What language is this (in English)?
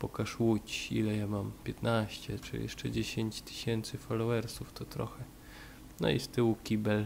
Polish